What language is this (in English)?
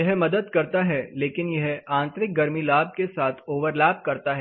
Hindi